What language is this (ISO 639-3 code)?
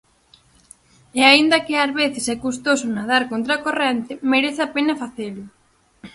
glg